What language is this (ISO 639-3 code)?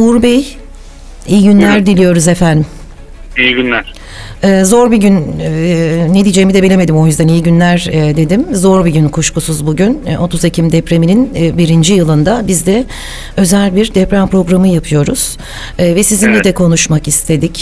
tur